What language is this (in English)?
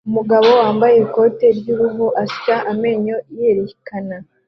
Kinyarwanda